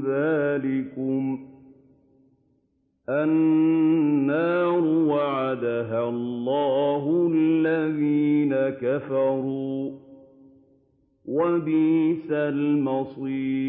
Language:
Arabic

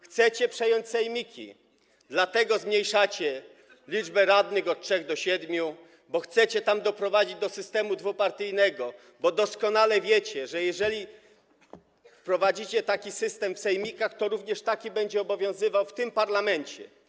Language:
Polish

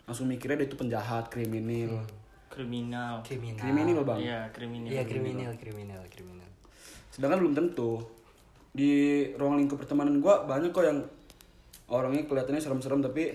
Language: Indonesian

